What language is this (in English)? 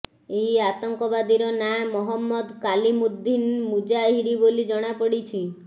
Odia